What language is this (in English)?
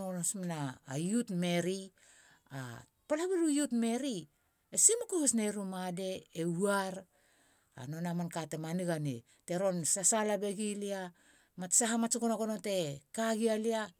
Halia